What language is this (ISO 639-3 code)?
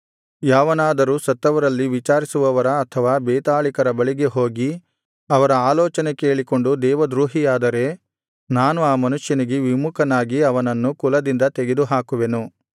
kan